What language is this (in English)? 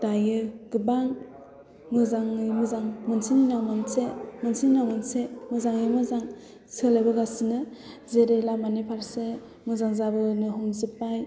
Bodo